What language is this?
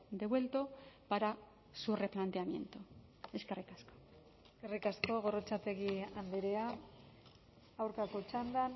Basque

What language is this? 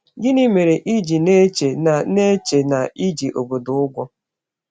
Igbo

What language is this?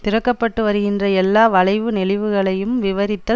Tamil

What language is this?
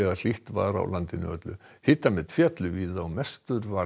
Icelandic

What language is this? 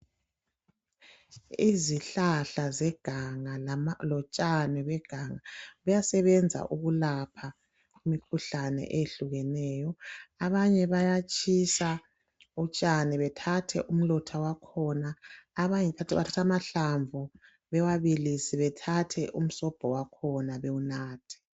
North Ndebele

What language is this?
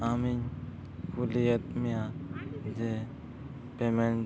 Santali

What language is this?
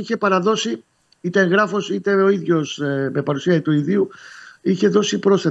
Greek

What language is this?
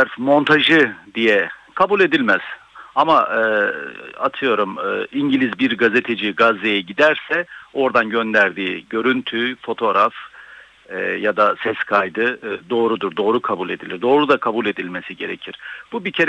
Turkish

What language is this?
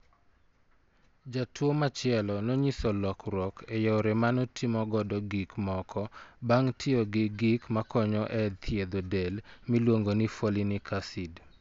Luo (Kenya and Tanzania)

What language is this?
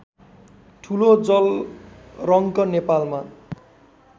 Nepali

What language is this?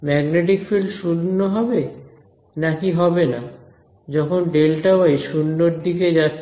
Bangla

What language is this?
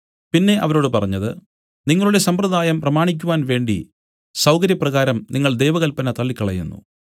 Malayalam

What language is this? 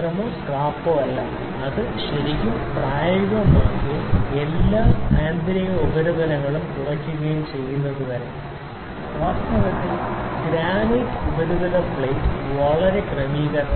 Malayalam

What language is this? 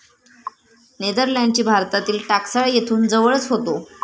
Marathi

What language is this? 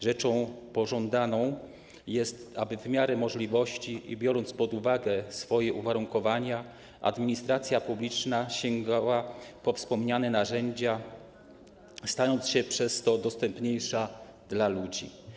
Polish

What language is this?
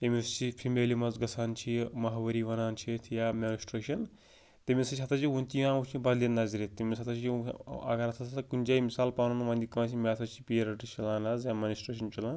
Kashmiri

